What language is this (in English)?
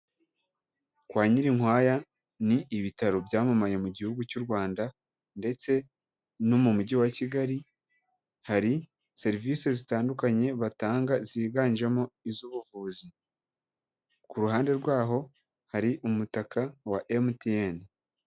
Kinyarwanda